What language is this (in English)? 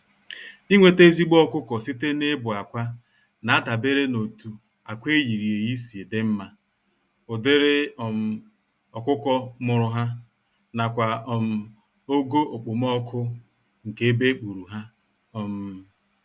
Igbo